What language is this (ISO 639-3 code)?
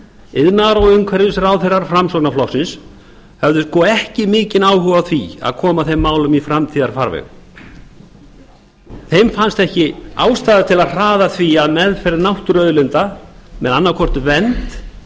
isl